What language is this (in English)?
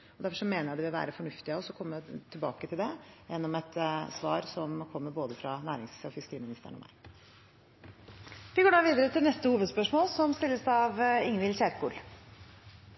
Norwegian Bokmål